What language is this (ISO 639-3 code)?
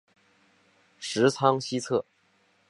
zho